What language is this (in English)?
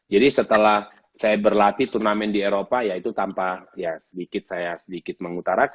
Indonesian